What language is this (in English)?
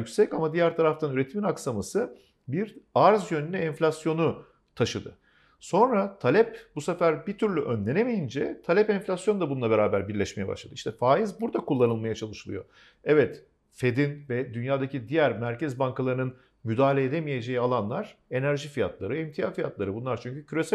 Turkish